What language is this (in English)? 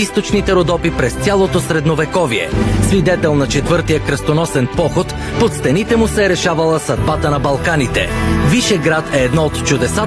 Bulgarian